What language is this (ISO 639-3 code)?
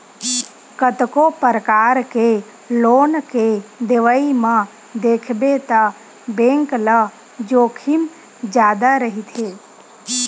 hne